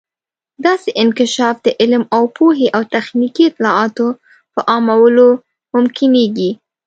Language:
Pashto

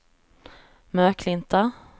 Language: Swedish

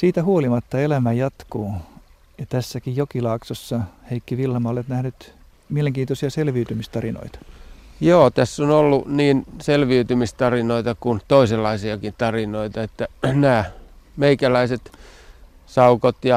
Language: Finnish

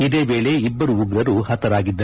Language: Kannada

